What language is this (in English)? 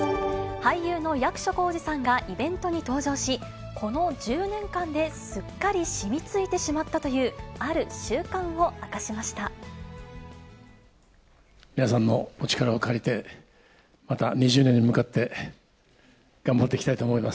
Japanese